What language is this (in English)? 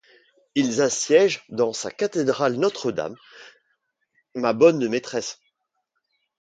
French